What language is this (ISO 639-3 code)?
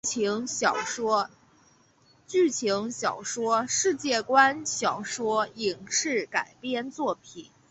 zho